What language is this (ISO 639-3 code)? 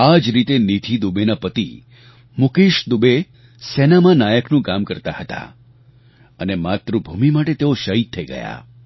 guj